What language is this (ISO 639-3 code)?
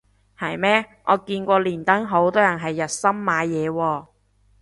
yue